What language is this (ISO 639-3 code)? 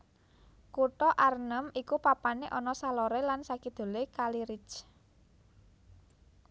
jav